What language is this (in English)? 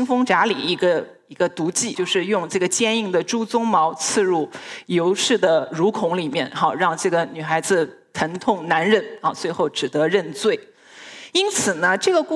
Chinese